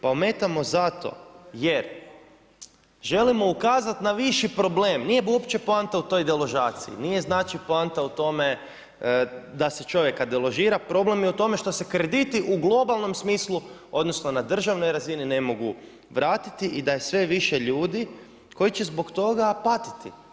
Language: Croatian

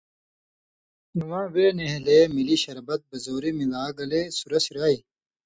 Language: Indus Kohistani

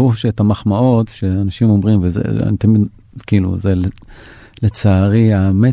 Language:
Hebrew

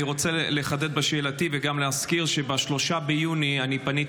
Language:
Hebrew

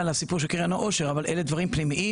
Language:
Hebrew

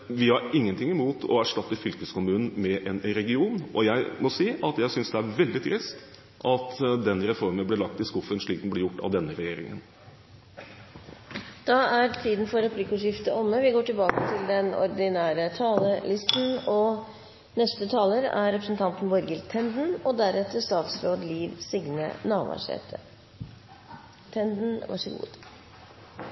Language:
Norwegian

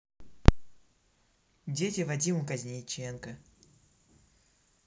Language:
Russian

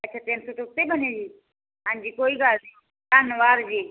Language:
Punjabi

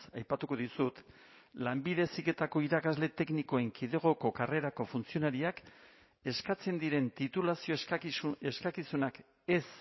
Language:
Basque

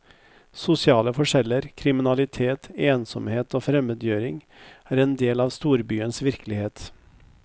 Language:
Norwegian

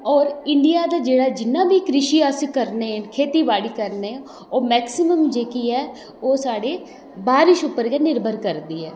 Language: Dogri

